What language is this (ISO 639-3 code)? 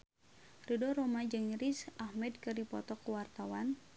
sun